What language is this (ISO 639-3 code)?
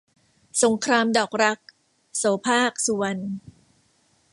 tha